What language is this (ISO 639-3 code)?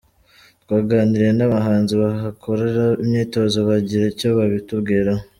kin